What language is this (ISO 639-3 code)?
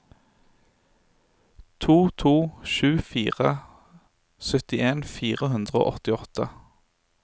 nor